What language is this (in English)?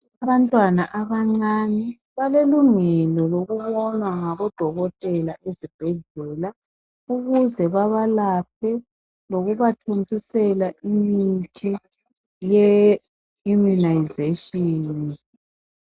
North Ndebele